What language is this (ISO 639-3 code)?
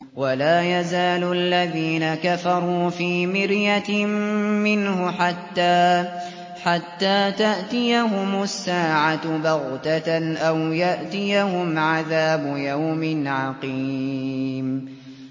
ara